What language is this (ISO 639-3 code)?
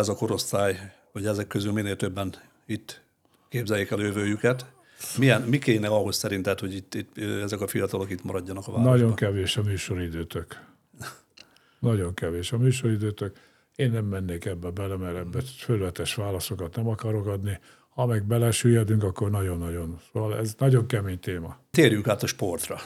hun